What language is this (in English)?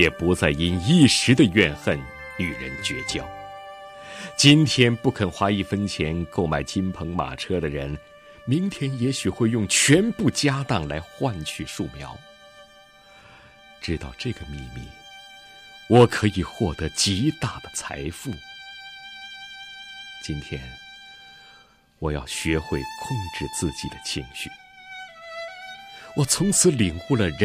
Chinese